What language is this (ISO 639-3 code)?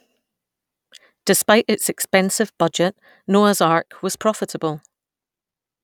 eng